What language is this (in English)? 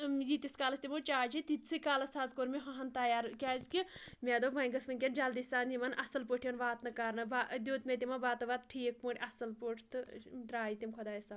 Kashmiri